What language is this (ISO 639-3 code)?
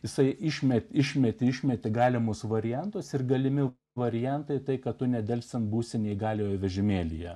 lit